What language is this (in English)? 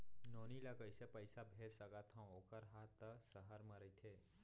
Chhattisgarhi